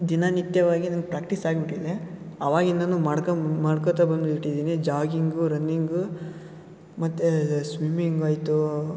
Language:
Kannada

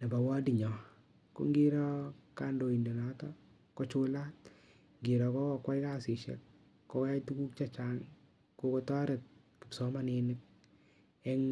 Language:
Kalenjin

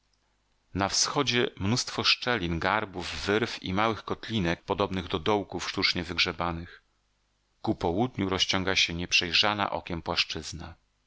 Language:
Polish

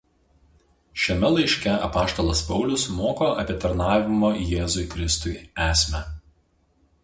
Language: Lithuanian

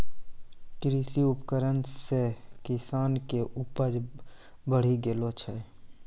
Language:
Maithili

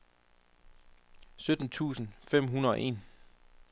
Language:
Danish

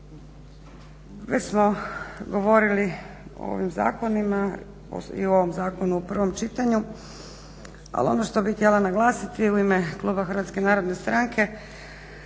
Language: Croatian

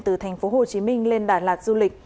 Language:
Vietnamese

